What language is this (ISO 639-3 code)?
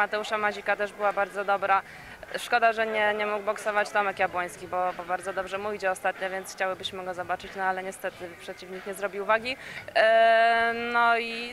pol